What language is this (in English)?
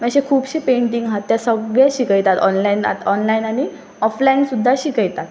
Konkani